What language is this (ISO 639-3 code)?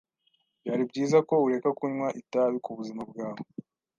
kin